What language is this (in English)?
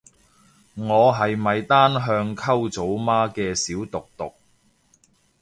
Cantonese